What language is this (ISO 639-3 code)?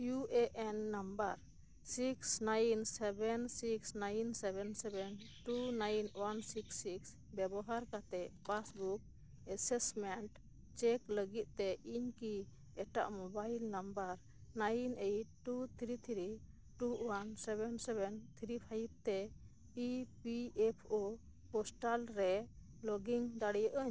sat